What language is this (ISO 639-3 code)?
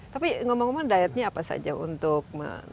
ind